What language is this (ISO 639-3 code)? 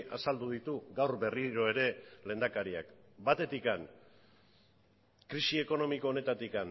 eus